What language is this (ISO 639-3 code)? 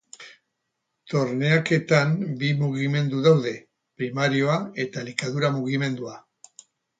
eus